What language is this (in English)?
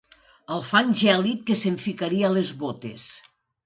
Catalan